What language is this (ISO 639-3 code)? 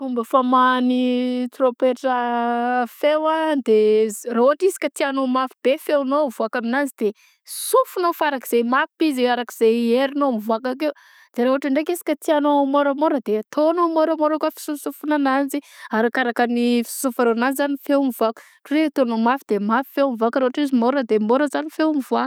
bzc